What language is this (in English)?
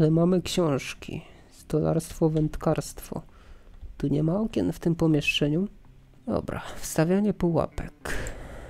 Polish